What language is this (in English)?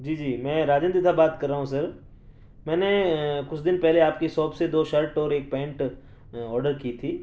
Urdu